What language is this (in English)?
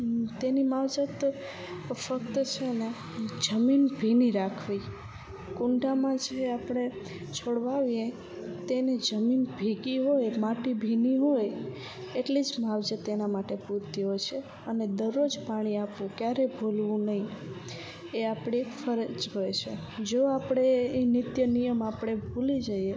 Gujarati